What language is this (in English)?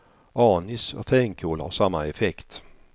Swedish